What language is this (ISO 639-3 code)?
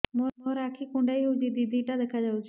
ori